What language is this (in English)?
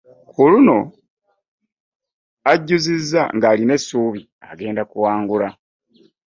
Ganda